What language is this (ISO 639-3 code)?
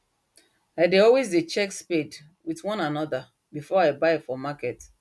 pcm